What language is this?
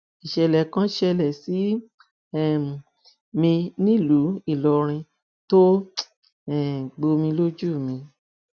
Yoruba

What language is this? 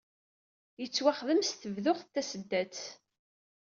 Kabyle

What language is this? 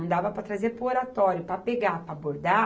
Portuguese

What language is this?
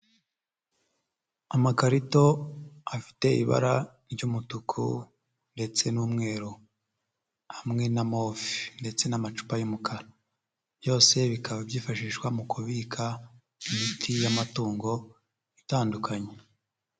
Kinyarwanda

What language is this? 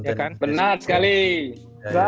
Indonesian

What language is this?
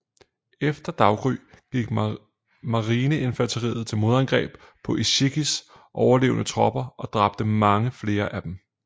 Danish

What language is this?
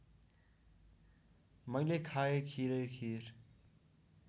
Nepali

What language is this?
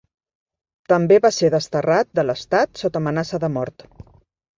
Catalan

